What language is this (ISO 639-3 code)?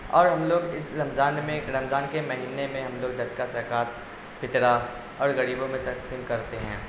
urd